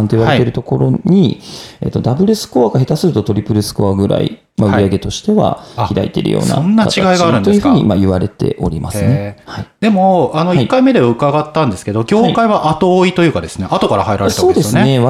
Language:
Japanese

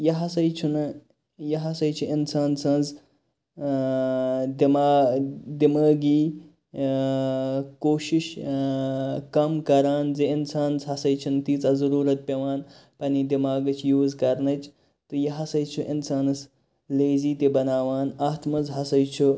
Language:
Kashmiri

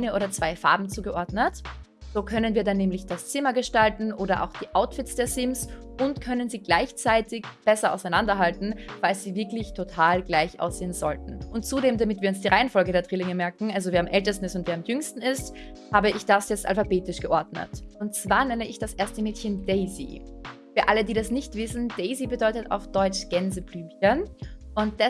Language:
German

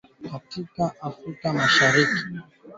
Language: Swahili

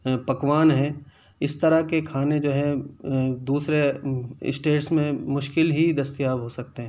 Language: Urdu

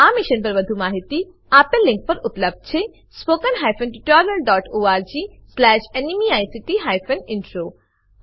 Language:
Gujarati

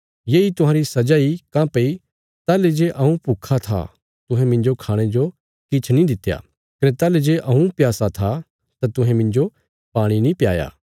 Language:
Bilaspuri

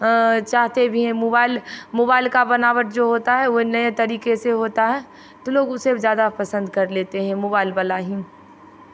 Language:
Hindi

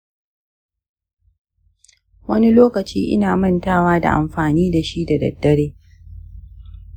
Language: Hausa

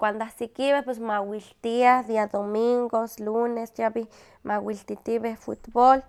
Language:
Huaxcaleca Nahuatl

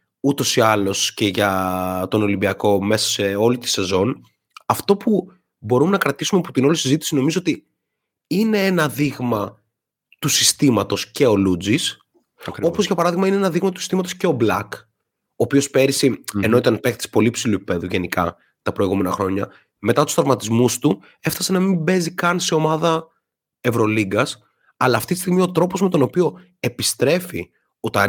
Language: Greek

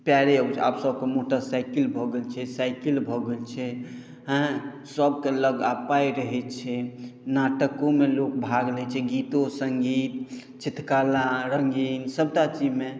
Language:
Maithili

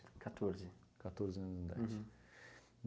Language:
Portuguese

